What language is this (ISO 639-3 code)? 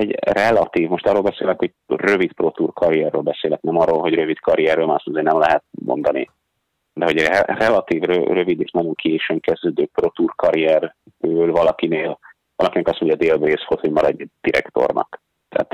hun